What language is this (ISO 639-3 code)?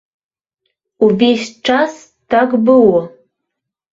bel